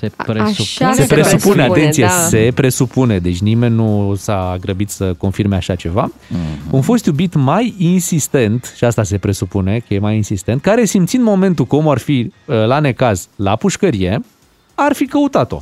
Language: Romanian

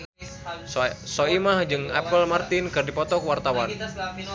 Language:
Sundanese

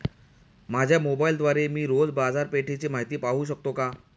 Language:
Marathi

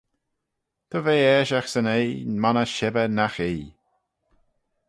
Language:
Manx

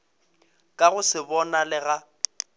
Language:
Northern Sotho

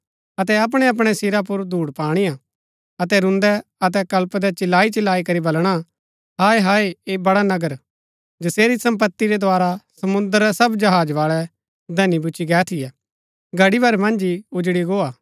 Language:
Gaddi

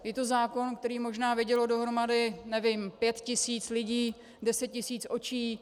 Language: Czech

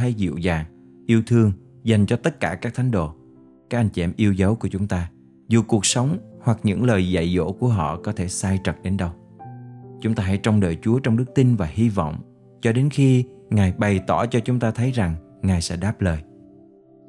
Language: Vietnamese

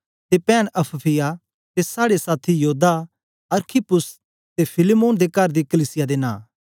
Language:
Dogri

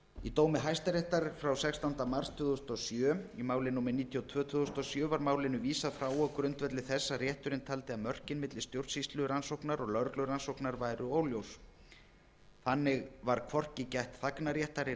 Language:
Icelandic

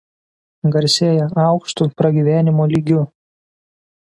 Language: Lithuanian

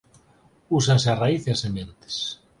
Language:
Galician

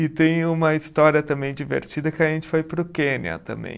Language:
Portuguese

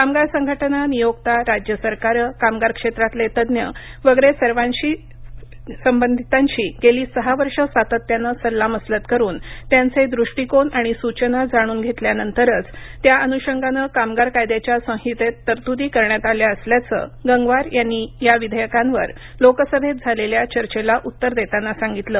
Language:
Marathi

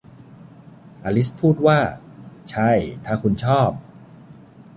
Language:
Thai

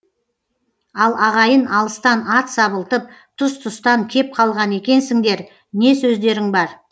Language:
Kazakh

